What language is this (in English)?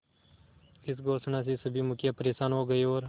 Hindi